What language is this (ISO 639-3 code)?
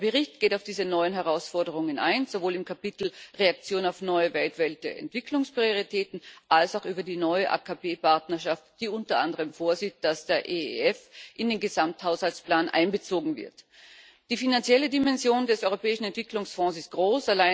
deu